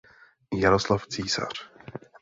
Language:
Czech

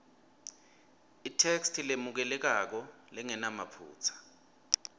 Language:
Swati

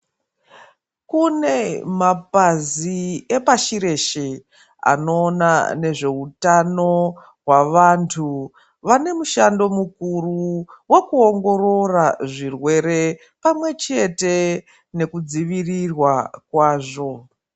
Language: Ndau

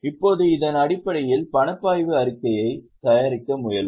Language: Tamil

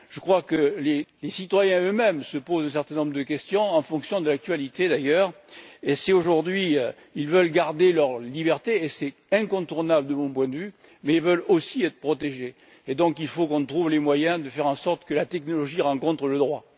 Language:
French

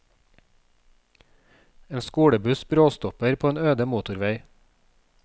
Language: Norwegian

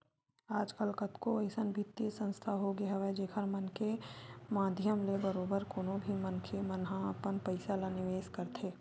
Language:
Chhattisgarhi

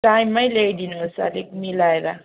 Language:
Nepali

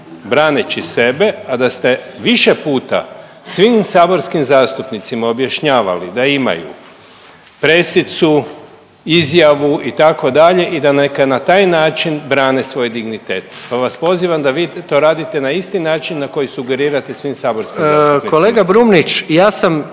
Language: Croatian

